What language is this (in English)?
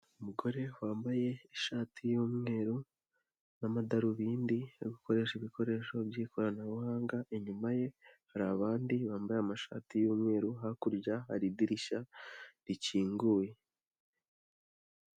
Kinyarwanda